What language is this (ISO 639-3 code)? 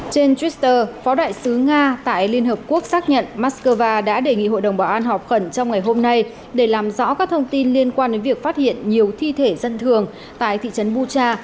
vie